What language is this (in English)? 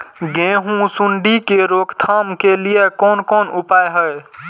Maithili